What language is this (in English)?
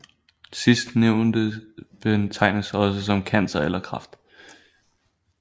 Danish